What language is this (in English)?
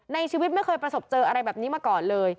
Thai